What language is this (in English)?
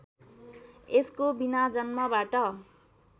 Nepali